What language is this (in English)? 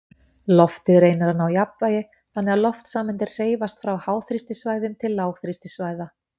Icelandic